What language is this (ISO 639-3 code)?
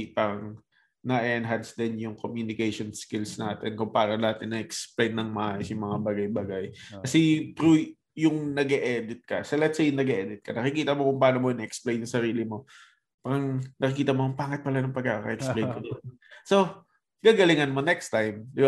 fil